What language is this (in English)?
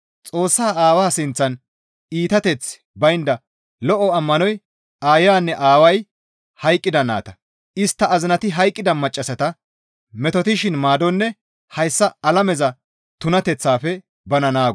Gamo